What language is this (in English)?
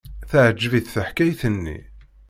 Kabyle